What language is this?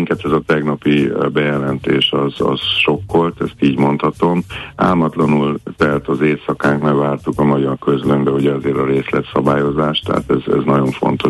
Hungarian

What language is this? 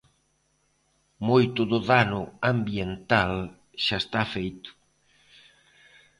Galician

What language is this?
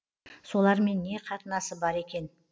Kazakh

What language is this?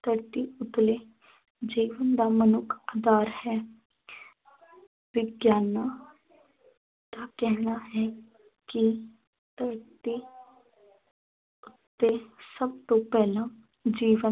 Punjabi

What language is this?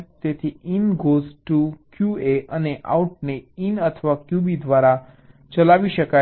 Gujarati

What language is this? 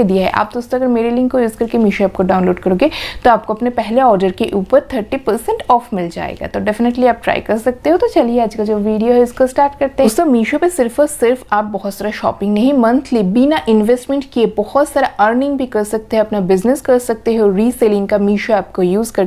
Hindi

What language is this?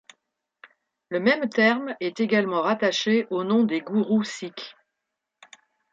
French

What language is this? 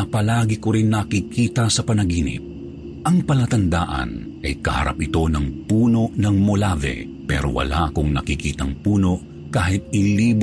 Filipino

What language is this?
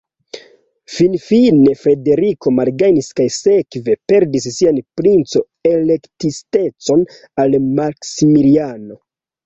Esperanto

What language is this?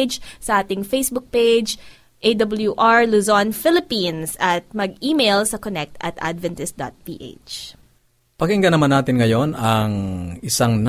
Filipino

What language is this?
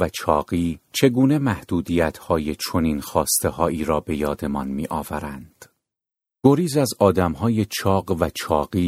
Persian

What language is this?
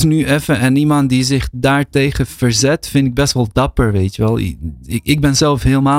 Dutch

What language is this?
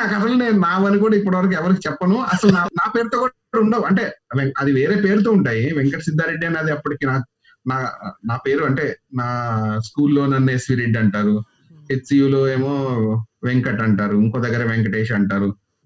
Telugu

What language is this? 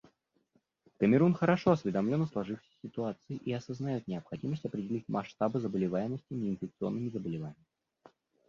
Russian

